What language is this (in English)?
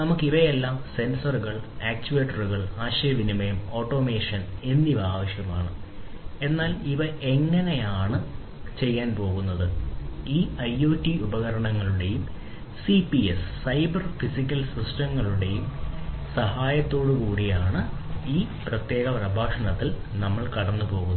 Malayalam